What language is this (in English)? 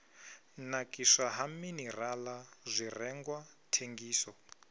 Venda